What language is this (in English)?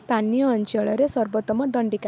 Odia